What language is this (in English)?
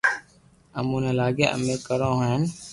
Loarki